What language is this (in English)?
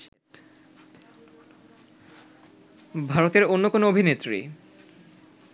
Bangla